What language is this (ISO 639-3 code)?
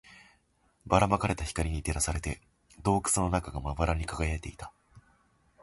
jpn